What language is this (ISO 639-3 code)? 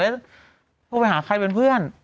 tha